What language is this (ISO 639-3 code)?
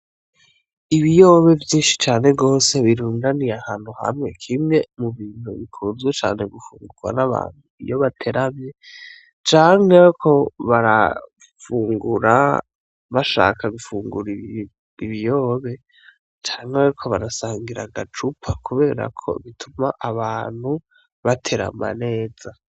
run